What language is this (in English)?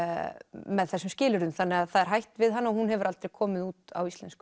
Icelandic